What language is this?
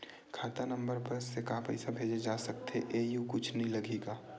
Chhattisgarhi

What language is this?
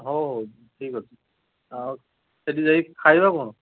Odia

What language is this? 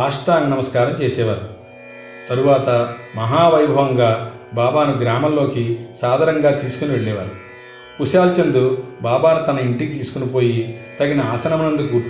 Telugu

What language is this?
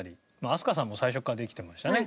Japanese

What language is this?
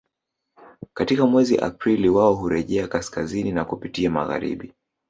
Swahili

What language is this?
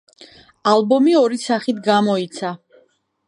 Georgian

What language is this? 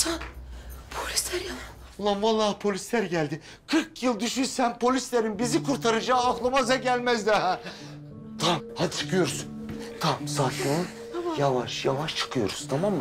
Turkish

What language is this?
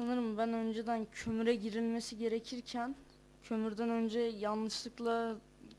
Turkish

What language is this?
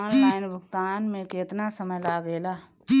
Bhojpuri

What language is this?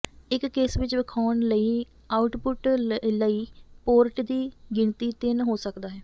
Punjabi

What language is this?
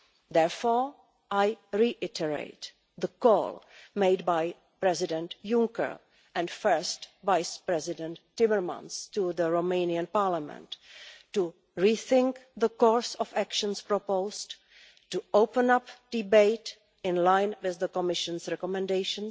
English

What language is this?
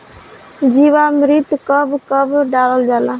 Bhojpuri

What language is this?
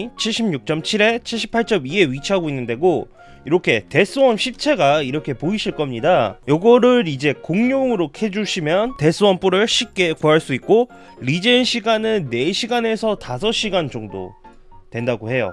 Korean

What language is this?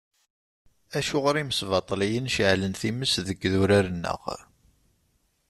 Kabyle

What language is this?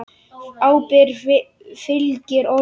Icelandic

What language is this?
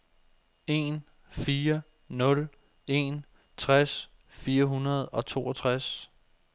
Danish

